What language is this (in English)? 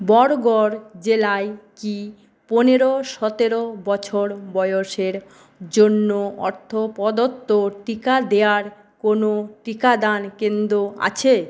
Bangla